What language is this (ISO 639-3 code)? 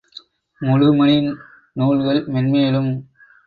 tam